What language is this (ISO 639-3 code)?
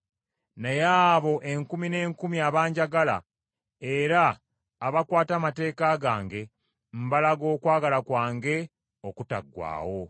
lug